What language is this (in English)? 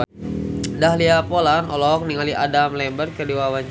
Sundanese